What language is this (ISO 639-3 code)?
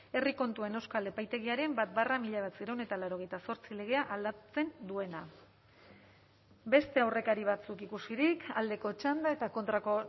eus